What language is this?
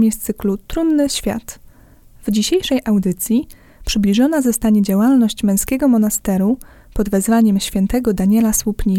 Polish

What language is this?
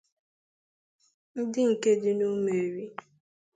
Igbo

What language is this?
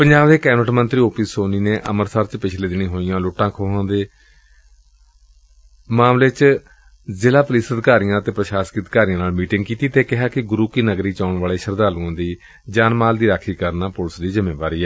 Punjabi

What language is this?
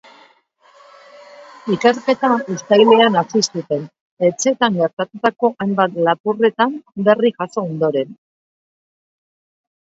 Basque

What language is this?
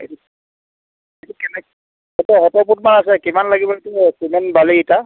Assamese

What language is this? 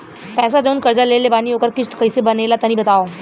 Bhojpuri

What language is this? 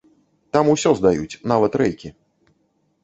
Belarusian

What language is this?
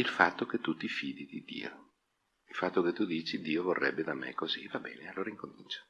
Italian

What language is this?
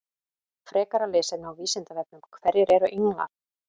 Icelandic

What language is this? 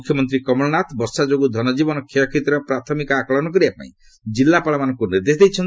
Odia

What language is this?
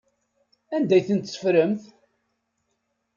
Kabyle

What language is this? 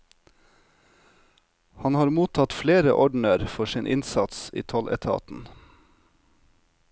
Norwegian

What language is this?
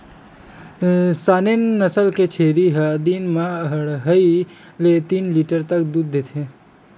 Chhattisgarhi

